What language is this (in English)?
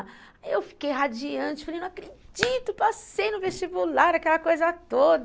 Portuguese